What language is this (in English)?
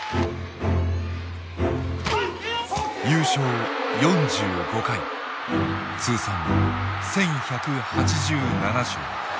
Japanese